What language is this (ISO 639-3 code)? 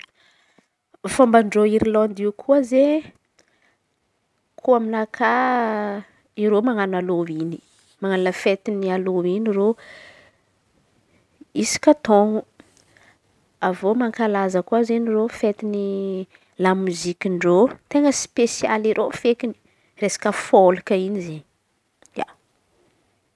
xmv